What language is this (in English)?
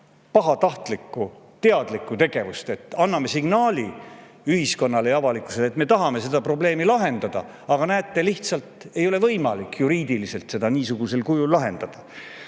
Estonian